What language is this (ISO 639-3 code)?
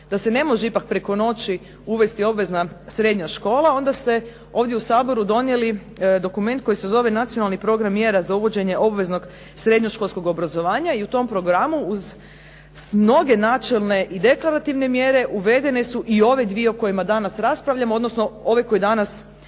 hrv